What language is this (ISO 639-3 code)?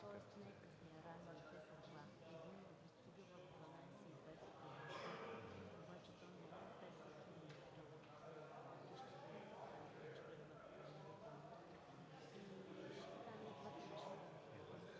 bul